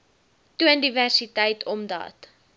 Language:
Afrikaans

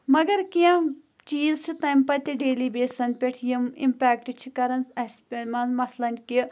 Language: Kashmiri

